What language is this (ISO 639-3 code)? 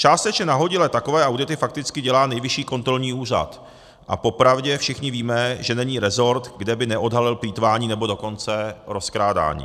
ces